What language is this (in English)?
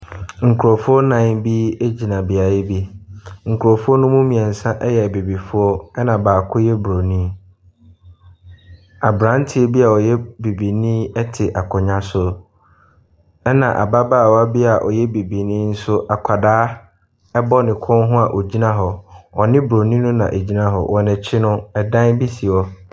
Akan